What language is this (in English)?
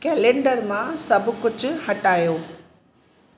Sindhi